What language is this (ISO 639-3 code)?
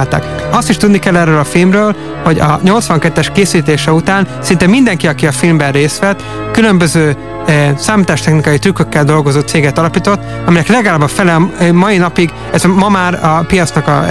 hun